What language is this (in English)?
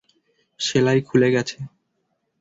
Bangla